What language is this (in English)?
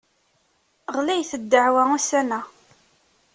Kabyle